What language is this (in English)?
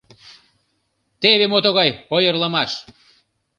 Mari